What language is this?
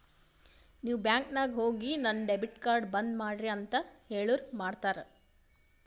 Kannada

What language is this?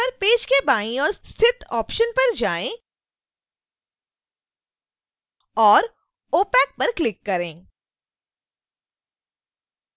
Hindi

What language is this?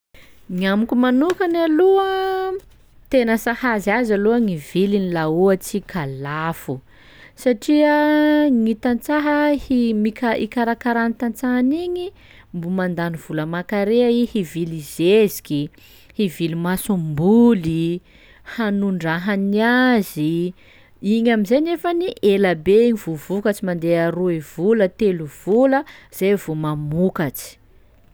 Sakalava Malagasy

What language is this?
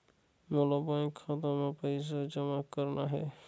Chhattisgarhi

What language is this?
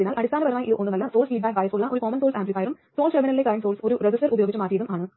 Malayalam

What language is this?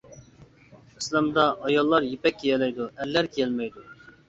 Uyghur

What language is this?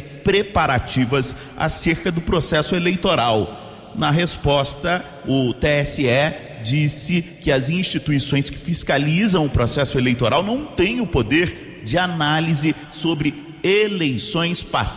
Portuguese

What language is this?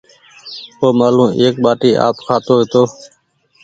Goaria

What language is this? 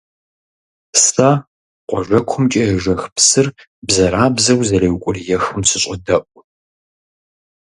Kabardian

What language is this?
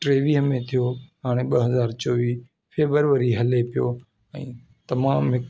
Sindhi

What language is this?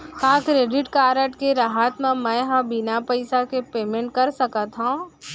Chhattisgarhi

